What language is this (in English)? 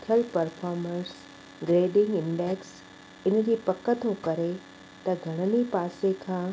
Sindhi